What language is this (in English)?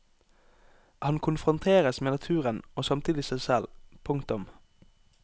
Norwegian